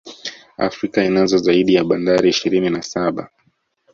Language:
Swahili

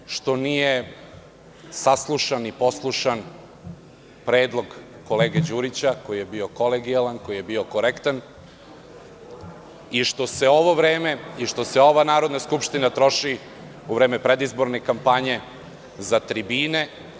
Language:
Serbian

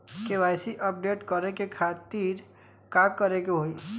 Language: Bhojpuri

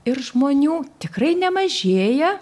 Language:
Lithuanian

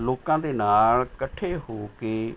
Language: Punjabi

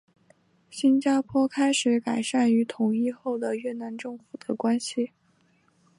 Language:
Chinese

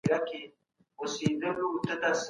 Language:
Pashto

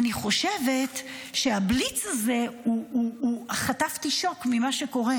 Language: Hebrew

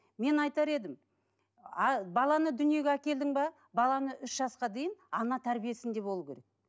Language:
Kazakh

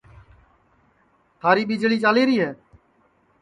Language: Sansi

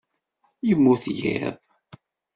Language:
Kabyle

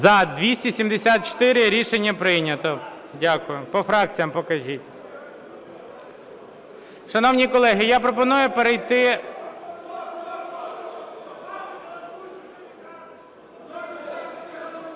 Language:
Ukrainian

